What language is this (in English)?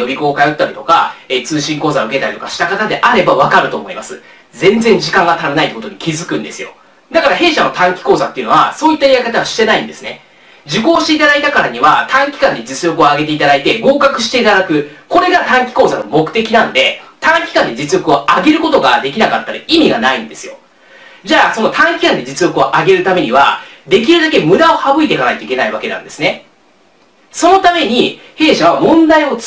Japanese